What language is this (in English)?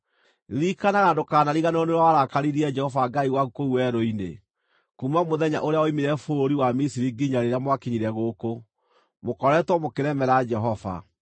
Kikuyu